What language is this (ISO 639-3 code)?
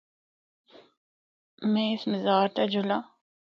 hno